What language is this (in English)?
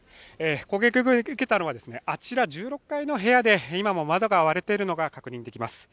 Japanese